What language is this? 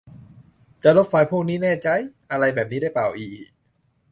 Thai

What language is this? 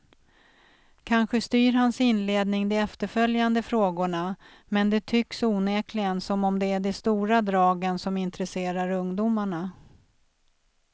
Swedish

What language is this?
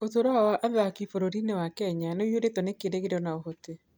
Kikuyu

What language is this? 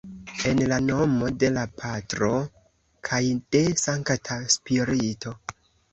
Esperanto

